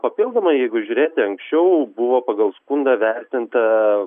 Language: Lithuanian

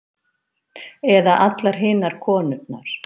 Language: Icelandic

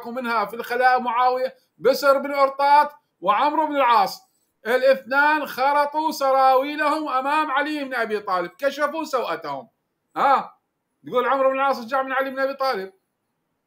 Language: Arabic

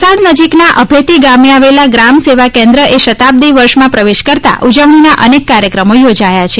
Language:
Gujarati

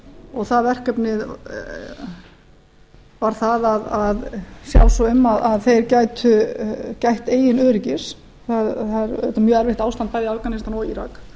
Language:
Icelandic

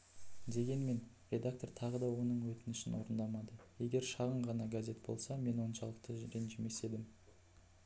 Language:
Kazakh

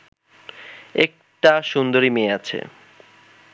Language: Bangla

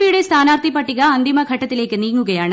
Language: Malayalam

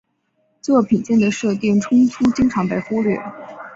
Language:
Chinese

